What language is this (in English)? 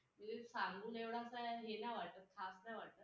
Marathi